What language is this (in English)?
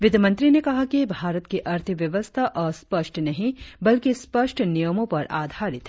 Hindi